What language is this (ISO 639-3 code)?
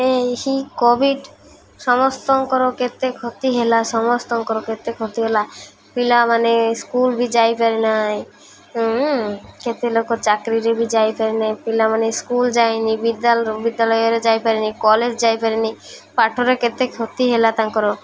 ori